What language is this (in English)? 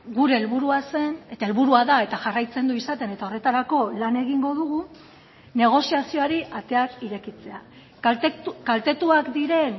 Basque